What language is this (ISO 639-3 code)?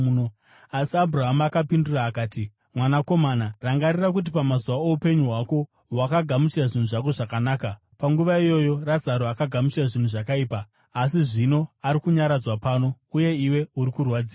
sna